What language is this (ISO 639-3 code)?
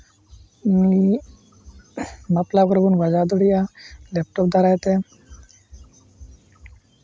sat